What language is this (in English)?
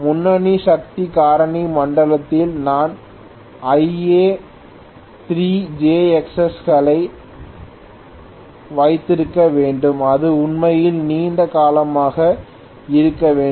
Tamil